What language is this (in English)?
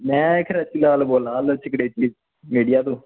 Dogri